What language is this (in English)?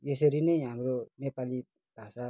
Nepali